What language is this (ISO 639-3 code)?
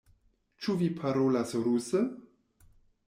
epo